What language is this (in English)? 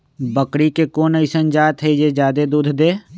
Magahi